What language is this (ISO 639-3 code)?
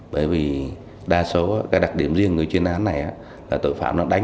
vie